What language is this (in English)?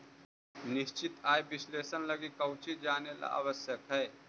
Magahi